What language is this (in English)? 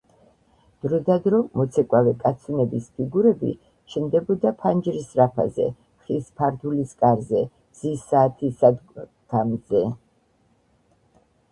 Georgian